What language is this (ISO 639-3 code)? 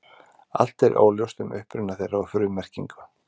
isl